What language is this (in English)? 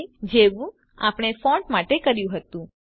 Gujarati